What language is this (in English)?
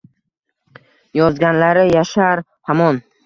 Uzbek